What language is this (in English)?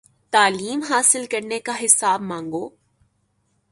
Urdu